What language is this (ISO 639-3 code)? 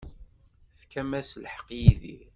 kab